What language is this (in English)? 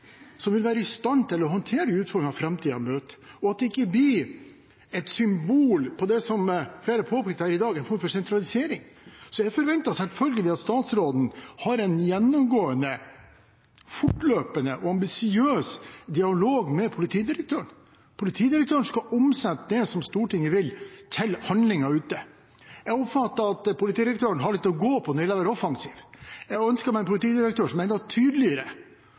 Norwegian Bokmål